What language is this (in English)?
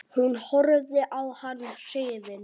Icelandic